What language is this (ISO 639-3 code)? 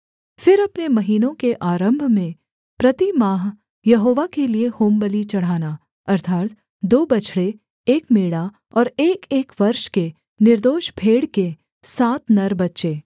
hin